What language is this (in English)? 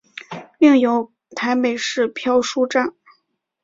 Chinese